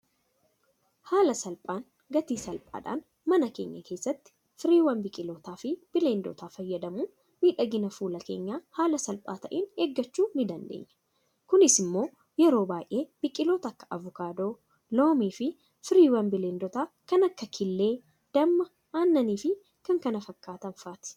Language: Oromo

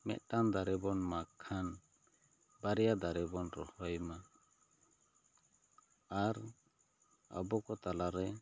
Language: Santali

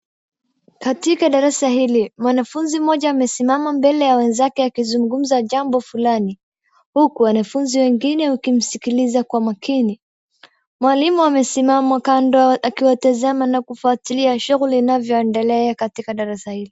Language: Swahili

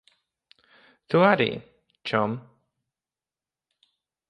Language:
Latvian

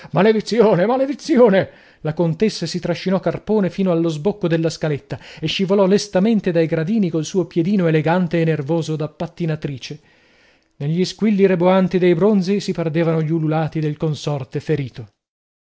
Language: Italian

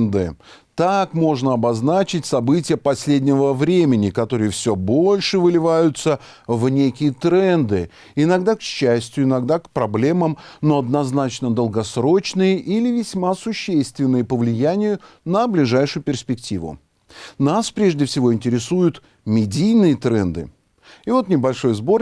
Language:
Russian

